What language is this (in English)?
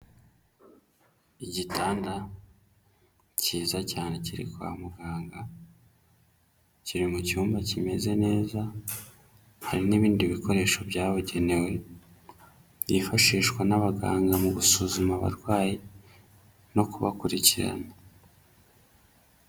Kinyarwanda